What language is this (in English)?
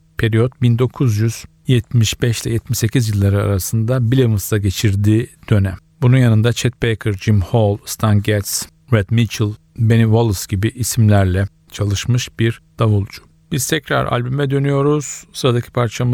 Turkish